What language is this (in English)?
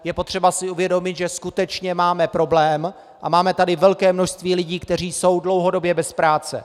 Czech